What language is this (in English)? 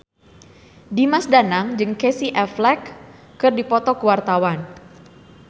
Sundanese